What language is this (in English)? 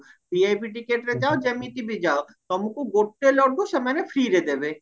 Odia